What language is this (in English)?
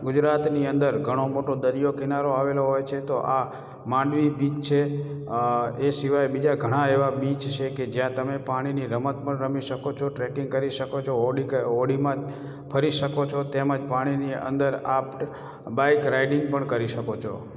Gujarati